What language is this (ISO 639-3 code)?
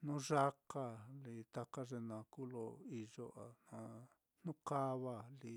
vmm